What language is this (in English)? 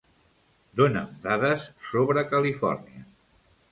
Catalan